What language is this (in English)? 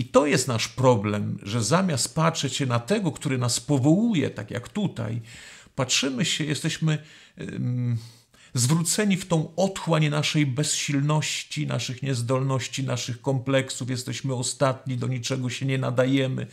Polish